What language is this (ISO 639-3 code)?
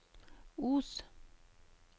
nor